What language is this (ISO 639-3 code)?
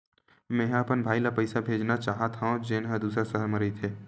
hne